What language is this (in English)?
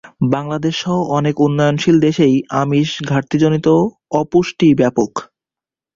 Bangla